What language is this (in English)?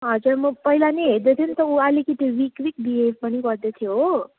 Nepali